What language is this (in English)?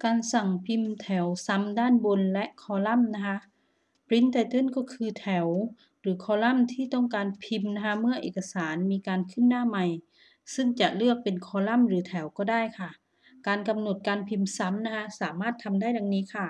Thai